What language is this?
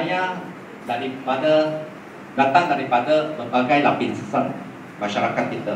Malay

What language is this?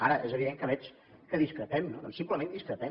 Catalan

